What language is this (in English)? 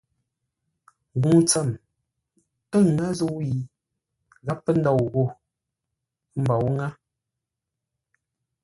Ngombale